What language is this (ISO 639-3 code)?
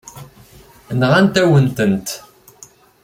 kab